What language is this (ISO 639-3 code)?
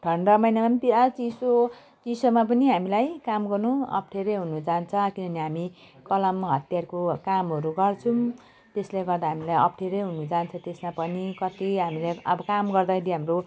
nep